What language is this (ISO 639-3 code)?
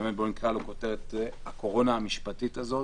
heb